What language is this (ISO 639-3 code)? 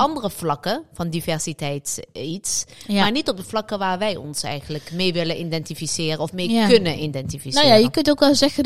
nld